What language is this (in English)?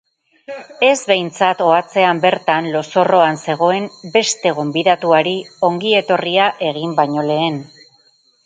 Basque